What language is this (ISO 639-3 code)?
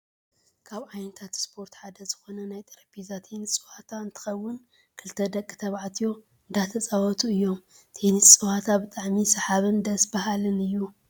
tir